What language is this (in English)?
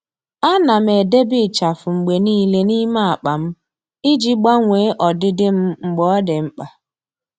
Igbo